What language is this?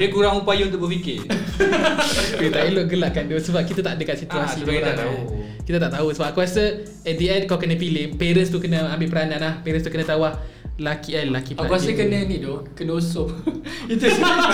Malay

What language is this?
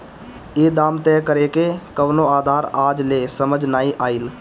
Bhojpuri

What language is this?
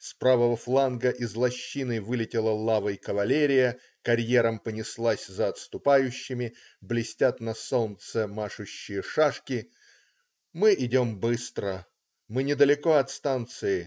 Russian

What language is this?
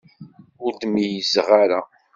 Kabyle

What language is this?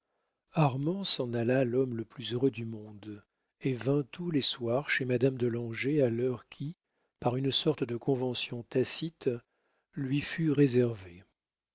French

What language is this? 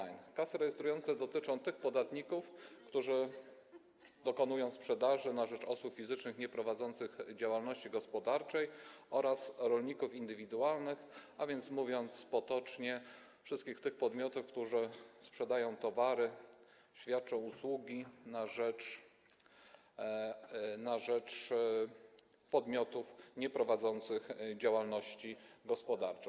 Polish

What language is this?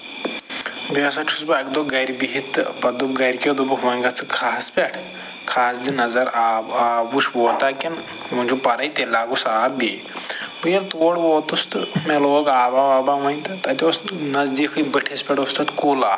Kashmiri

